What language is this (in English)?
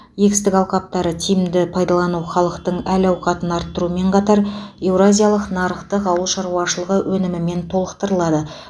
Kazakh